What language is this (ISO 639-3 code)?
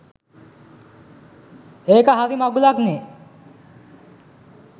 sin